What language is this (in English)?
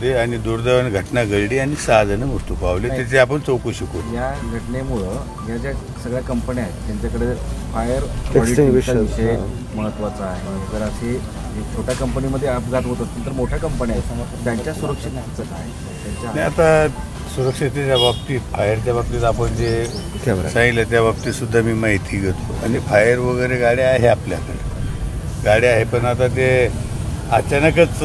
Marathi